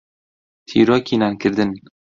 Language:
Central Kurdish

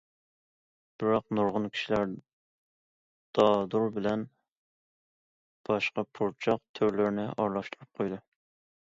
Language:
Uyghur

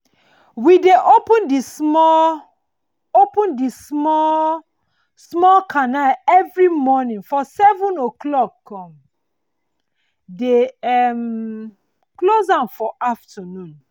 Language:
Nigerian Pidgin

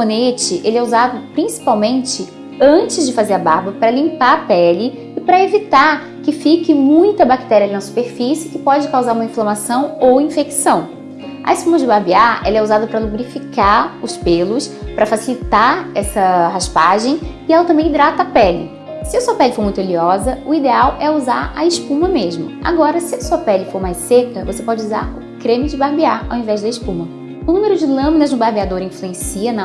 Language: Portuguese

